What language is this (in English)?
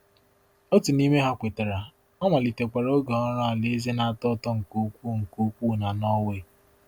Igbo